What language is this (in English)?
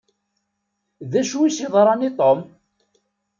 Kabyle